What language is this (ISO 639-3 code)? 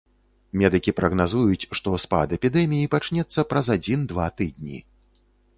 bel